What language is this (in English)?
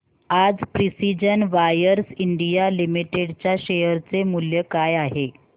Marathi